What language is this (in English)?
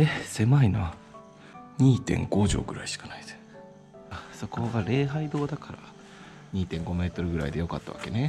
Japanese